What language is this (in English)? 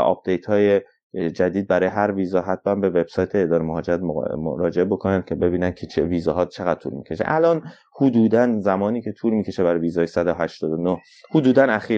Persian